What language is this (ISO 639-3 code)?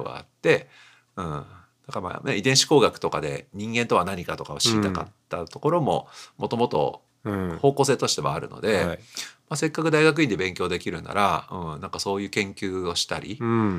jpn